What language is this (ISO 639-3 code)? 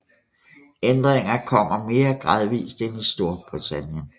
dan